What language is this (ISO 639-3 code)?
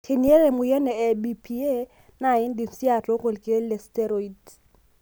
mas